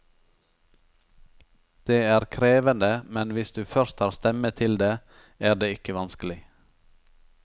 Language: Norwegian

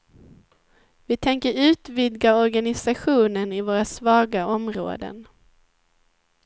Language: Swedish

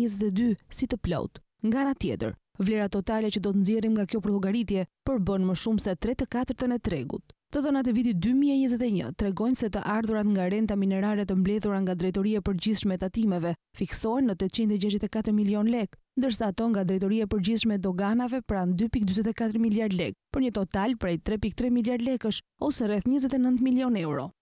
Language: Romanian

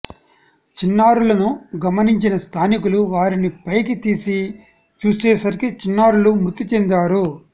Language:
Telugu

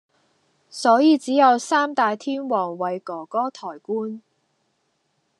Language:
Cantonese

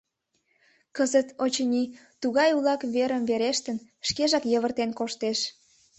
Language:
Mari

